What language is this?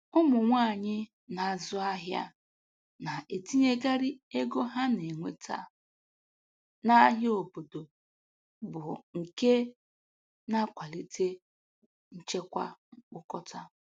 Igbo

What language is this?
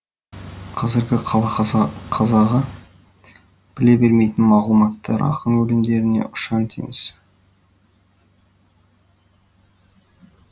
Kazakh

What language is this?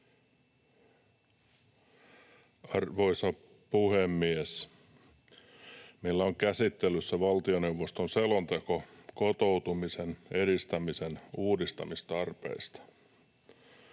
Finnish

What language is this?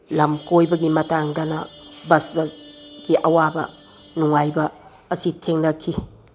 Manipuri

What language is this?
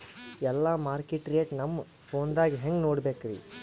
Kannada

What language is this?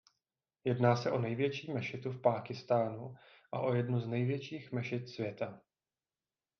Czech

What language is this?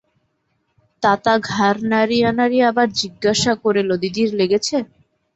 Bangla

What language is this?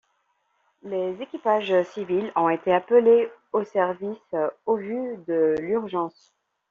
French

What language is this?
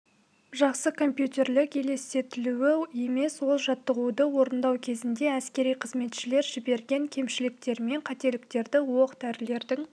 Kazakh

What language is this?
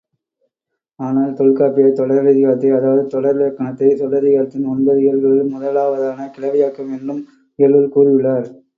Tamil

